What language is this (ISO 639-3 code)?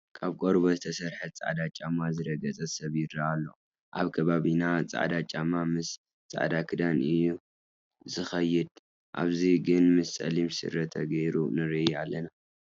tir